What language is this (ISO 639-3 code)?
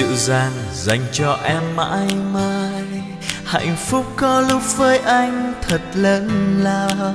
vie